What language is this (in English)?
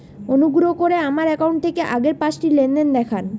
Bangla